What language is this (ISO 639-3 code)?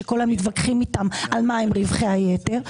heb